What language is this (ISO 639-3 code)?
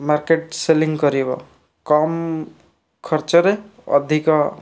ori